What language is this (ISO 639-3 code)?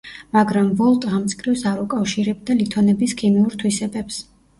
kat